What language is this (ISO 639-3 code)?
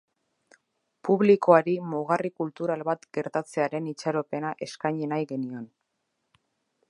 eus